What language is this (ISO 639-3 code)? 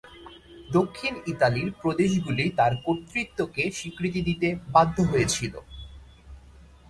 ben